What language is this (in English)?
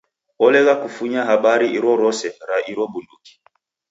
Taita